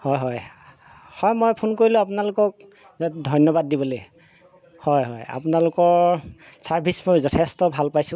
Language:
Assamese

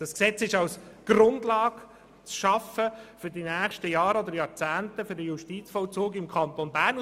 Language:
Swiss German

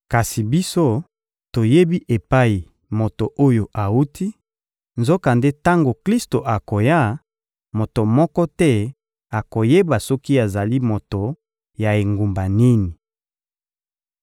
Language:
Lingala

